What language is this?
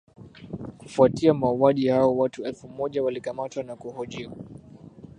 Swahili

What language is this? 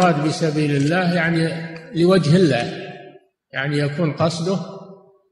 Arabic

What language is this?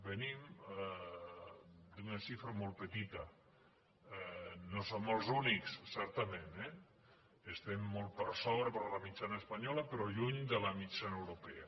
Catalan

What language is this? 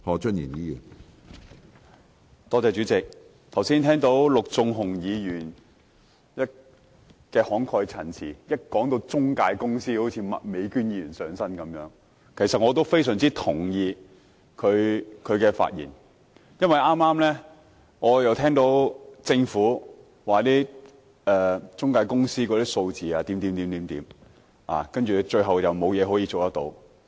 Cantonese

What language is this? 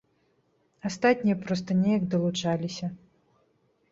Belarusian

